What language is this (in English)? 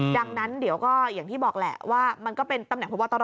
Thai